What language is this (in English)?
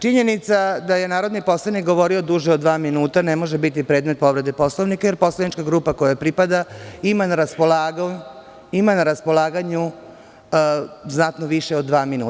Serbian